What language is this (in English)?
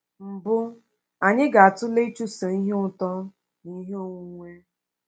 Igbo